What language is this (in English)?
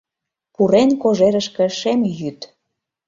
Mari